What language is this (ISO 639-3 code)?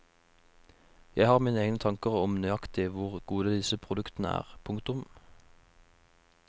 nor